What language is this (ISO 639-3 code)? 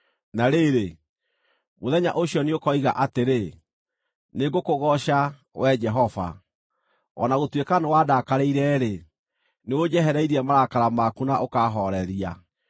kik